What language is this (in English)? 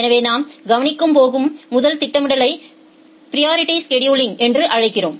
Tamil